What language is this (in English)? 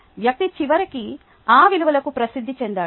Telugu